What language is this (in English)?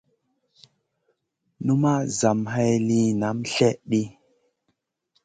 Masana